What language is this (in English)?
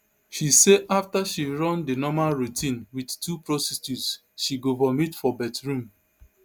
Nigerian Pidgin